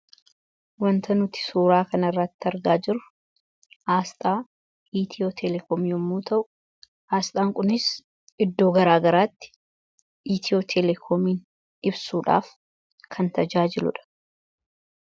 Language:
Oromo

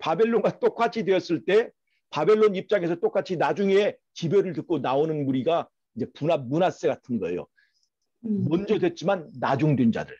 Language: Korean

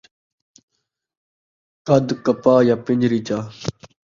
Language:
Saraiki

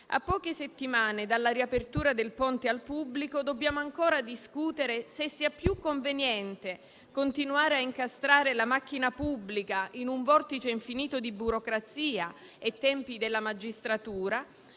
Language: Italian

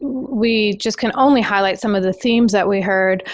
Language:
English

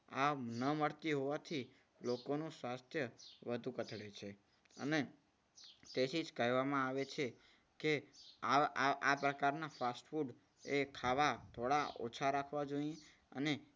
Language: Gujarati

